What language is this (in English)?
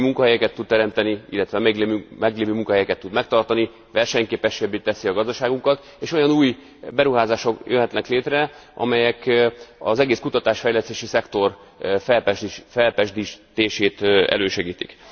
Hungarian